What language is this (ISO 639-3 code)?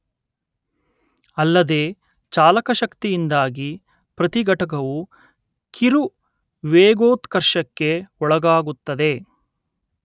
kan